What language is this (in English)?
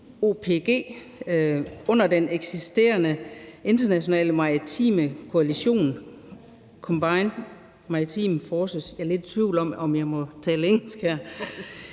Danish